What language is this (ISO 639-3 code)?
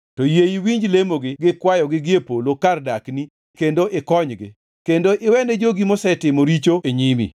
luo